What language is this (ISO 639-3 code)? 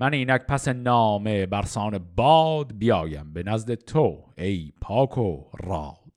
fas